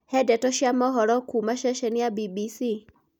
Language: Kikuyu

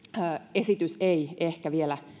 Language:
Finnish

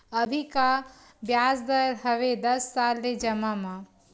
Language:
Chhattisgarhi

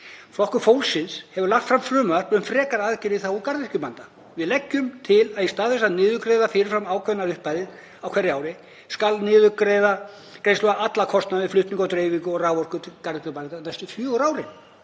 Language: Icelandic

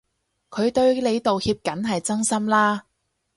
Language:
Cantonese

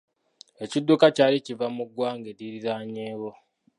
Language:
Ganda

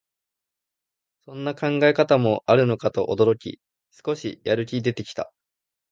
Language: Japanese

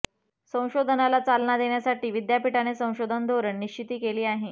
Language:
Marathi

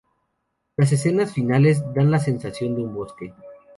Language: Spanish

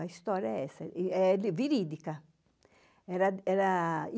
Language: Portuguese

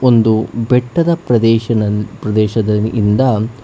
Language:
Kannada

